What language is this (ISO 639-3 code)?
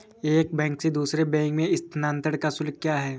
hin